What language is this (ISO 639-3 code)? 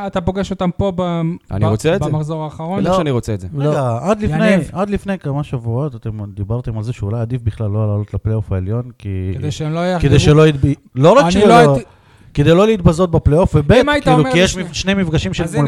heb